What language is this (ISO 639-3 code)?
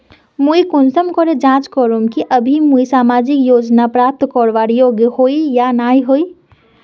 mag